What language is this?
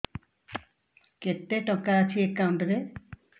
Odia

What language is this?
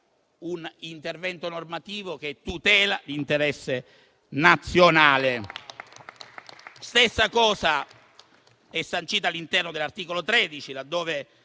Italian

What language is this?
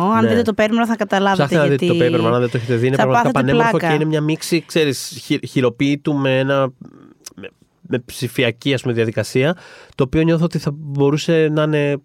Greek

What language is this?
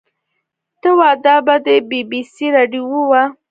Pashto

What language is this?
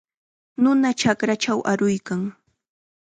Chiquián Ancash Quechua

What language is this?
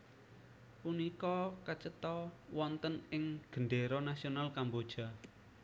Javanese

